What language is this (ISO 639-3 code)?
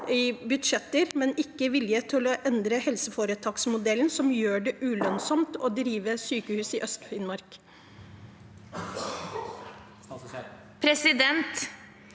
nor